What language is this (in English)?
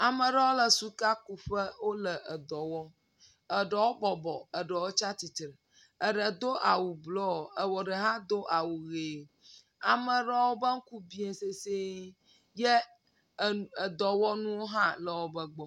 Ewe